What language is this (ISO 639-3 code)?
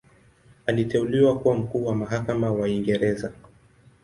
swa